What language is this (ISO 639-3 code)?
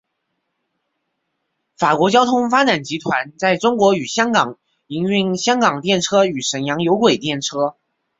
zho